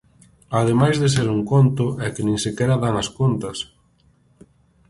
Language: Galician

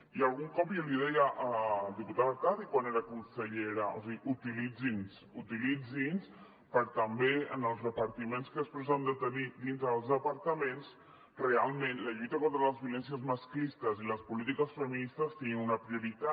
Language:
Catalan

